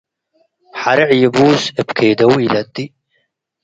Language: Tigre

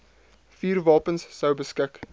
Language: Afrikaans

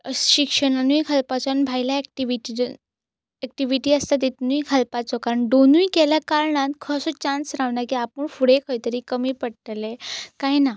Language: Konkani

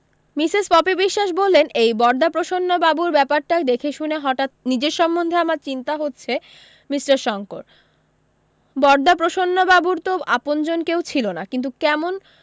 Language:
Bangla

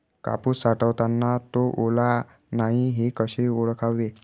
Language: Marathi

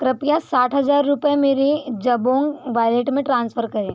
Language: Hindi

